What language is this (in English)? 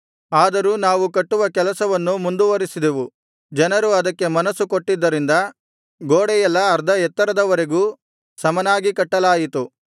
Kannada